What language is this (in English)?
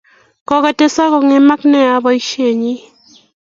Kalenjin